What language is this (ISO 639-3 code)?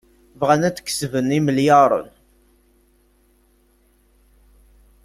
kab